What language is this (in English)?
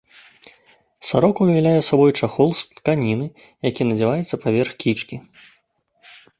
Belarusian